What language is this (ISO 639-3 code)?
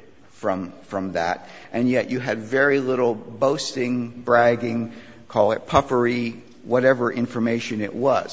eng